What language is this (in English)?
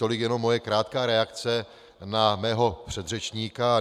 Czech